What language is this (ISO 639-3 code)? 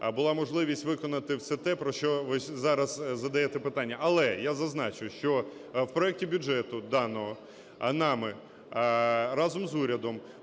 ukr